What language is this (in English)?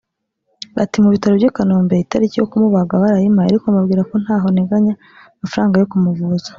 Kinyarwanda